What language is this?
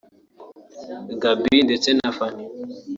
Kinyarwanda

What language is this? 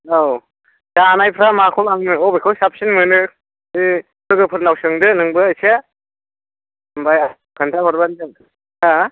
Bodo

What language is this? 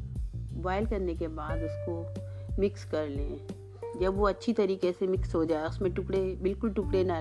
Hindi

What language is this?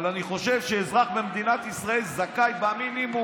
Hebrew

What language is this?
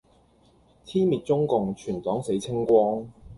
Cantonese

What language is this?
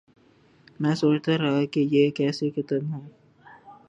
Urdu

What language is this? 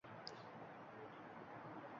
Uzbek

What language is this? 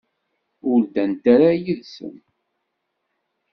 Kabyle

